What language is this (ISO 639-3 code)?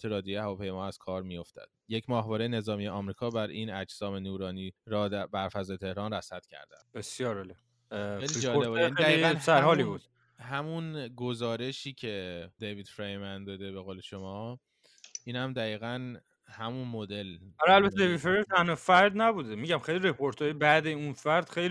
fas